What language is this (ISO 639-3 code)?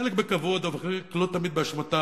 heb